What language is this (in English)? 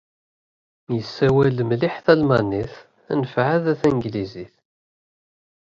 Kabyle